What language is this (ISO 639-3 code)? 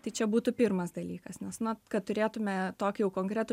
lit